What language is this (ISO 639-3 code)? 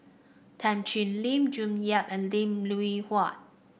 eng